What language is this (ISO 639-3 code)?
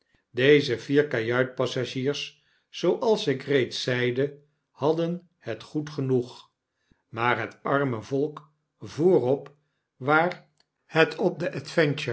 nld